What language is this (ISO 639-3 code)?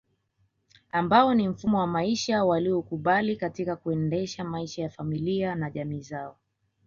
swa